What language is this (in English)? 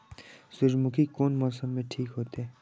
Maithili